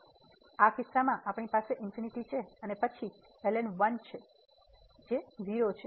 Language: Gujarati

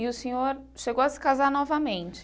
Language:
Portuguese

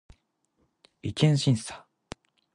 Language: Japanese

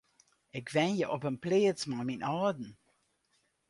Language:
Western Frisian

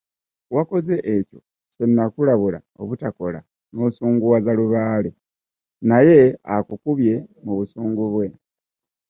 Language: Ganda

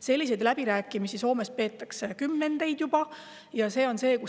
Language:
Estonian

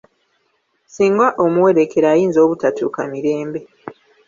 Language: Ganda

